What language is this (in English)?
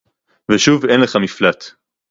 Hebrew